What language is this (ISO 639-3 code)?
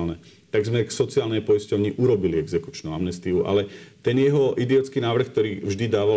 slk